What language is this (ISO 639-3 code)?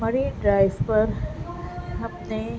urd